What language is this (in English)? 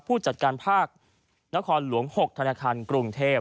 Thai